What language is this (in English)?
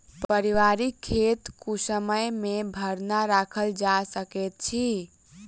Maithili